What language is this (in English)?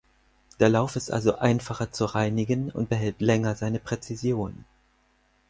German